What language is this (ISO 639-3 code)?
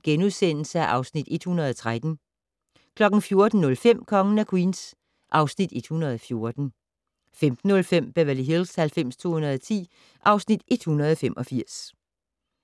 dan